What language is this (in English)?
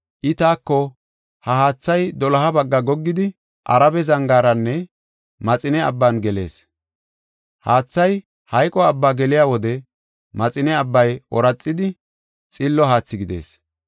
Gofa